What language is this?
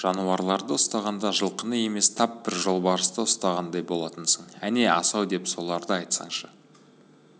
Kazakh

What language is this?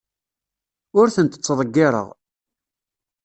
Kabyle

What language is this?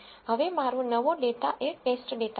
Gujarati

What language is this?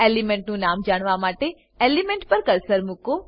Gujarati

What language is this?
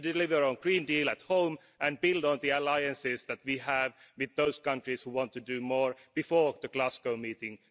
English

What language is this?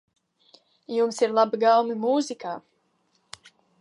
Latvian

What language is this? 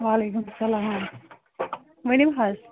Kashmiri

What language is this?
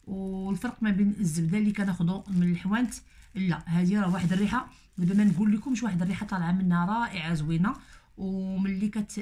Arabic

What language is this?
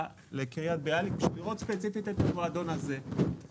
Hebrew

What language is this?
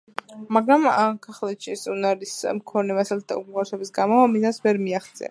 Georgian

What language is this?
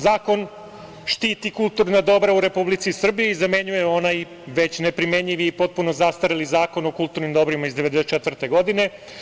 Serbian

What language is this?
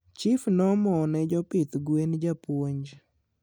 Luo (Kenya and Tanzania)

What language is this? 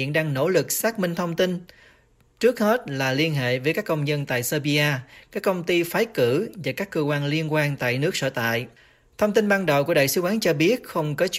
Vietnamese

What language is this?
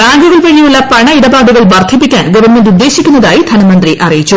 Malayalam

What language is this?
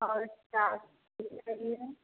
Hindi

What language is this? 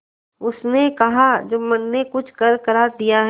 Hindi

